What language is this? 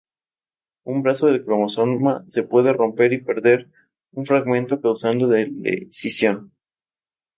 Spanish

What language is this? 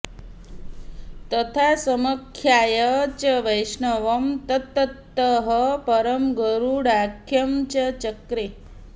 Sanskrit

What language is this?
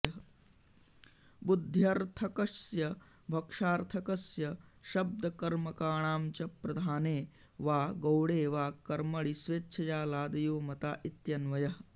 Sanskrit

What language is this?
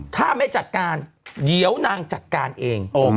Thai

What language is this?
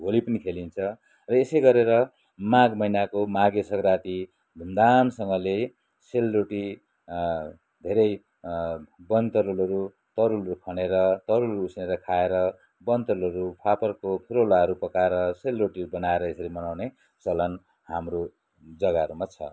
Nepali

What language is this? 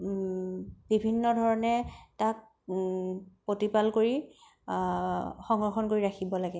Assamese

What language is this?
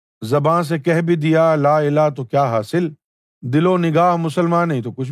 Urdu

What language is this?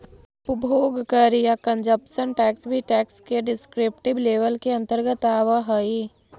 Magahi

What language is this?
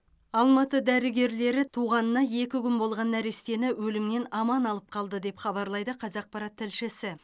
Kazakh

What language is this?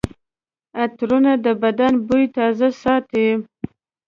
Pashto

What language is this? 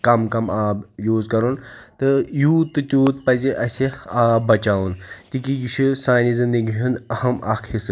Kashmiri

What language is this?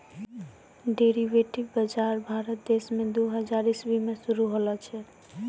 Maithili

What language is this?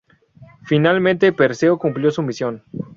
Spanish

